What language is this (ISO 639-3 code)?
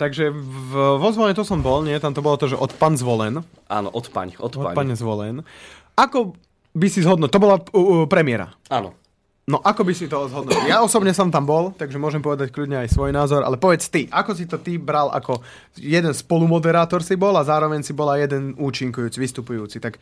slk